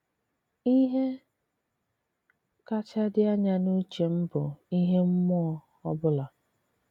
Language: Igbo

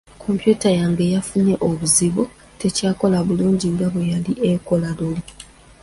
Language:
Ganda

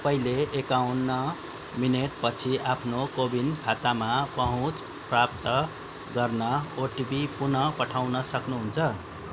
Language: Nepali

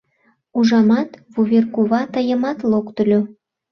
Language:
Mari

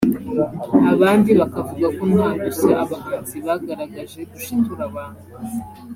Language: Kinyarwanda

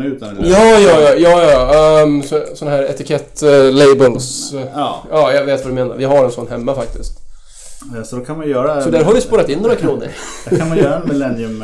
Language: Swedish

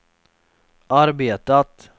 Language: Swedish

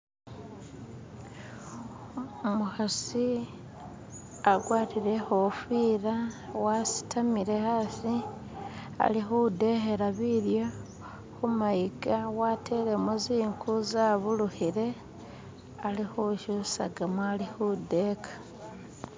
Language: Masaaba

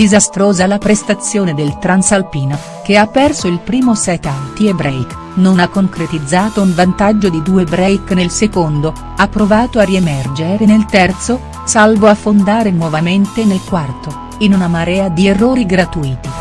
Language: Italian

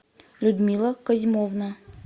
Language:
Russian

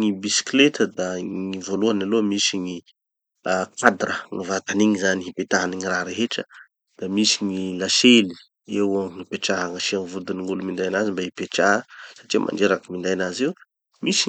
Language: Tanosy Malagasy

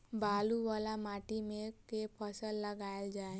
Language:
Maithili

